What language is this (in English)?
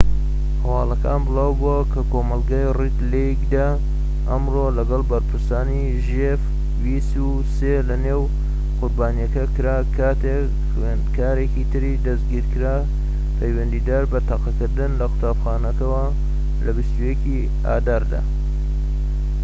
Central Kurdish